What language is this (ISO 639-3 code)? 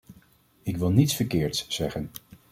nld